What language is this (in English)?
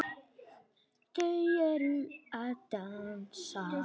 Icelandic